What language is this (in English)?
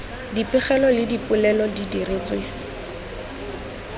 Tswana